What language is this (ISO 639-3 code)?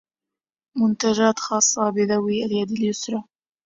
ara